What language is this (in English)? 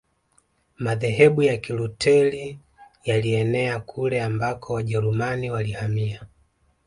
Swahili